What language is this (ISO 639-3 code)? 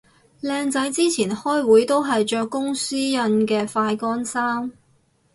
yue